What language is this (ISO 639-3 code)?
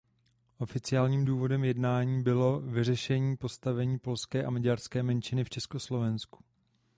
ces